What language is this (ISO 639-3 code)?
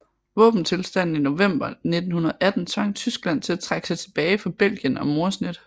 dan